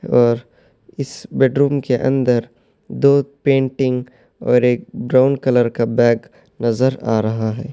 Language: Urdu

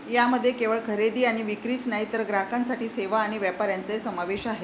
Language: Marathi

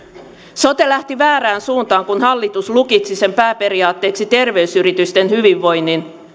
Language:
Finnish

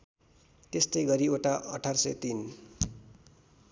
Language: Nepali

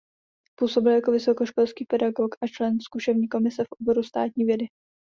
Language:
Czech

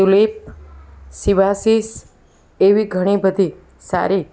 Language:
Gujarati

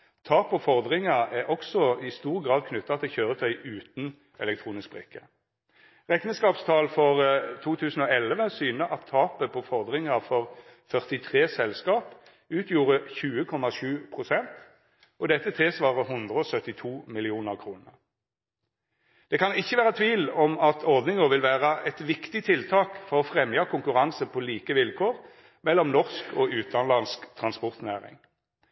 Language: Norwegian Nynorsk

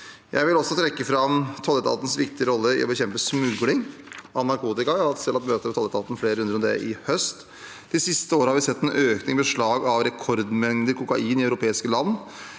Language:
Norwegian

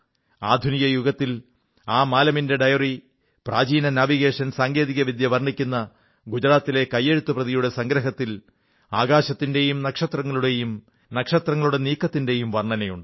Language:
Malayalam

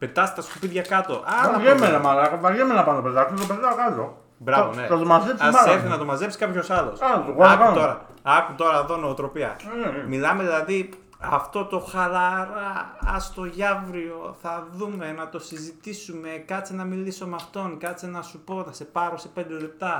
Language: Greek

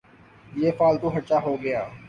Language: Urdu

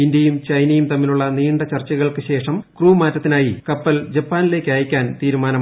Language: Malayalam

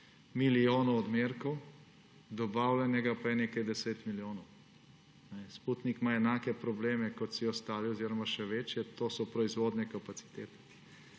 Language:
Slovenian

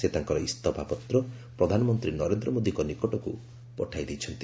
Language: Odia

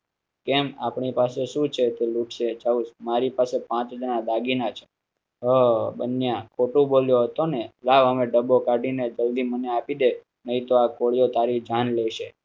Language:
Gujarati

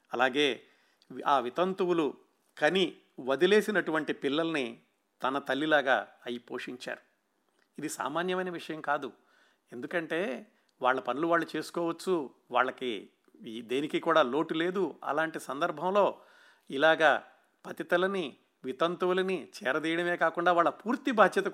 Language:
Telugu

